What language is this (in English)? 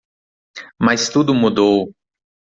Portuguese